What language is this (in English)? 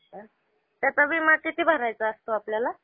Marathi